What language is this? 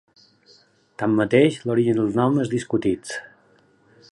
Catalan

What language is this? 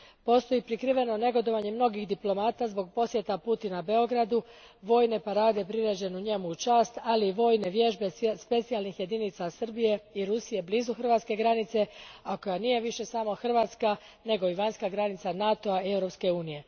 Croatian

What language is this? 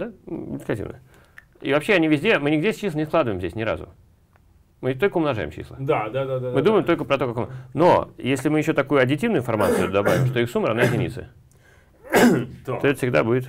Russian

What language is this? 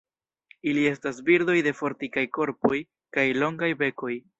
Esperanto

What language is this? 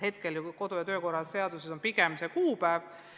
Estonian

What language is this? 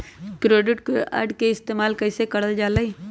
Magahi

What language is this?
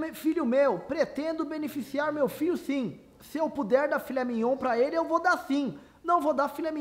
Portuguese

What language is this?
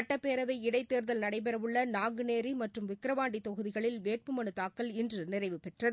Tamil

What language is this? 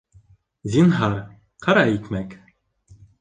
Bashkir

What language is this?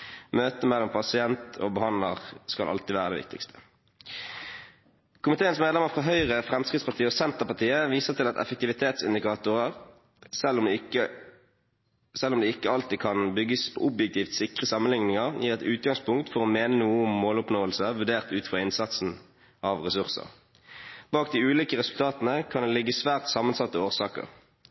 Norwegian Bokmål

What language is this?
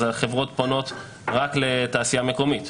Hebrew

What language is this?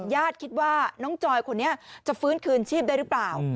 Thai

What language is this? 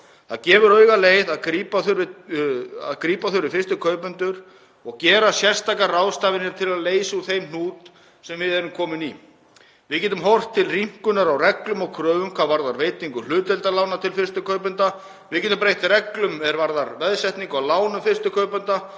Icelandic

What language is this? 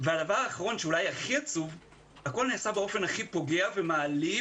Hebrew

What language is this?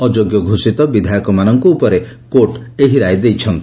Odia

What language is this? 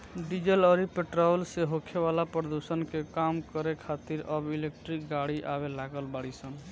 Bhojpuri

